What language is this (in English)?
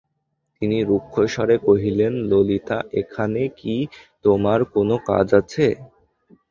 Bangla